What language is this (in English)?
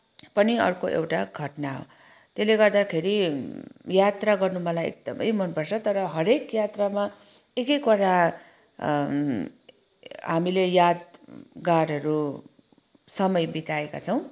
Nepali